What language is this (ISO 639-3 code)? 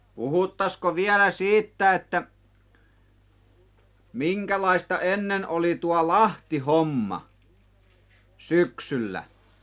fin